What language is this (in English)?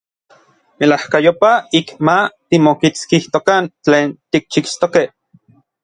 Orizaba Nahuatl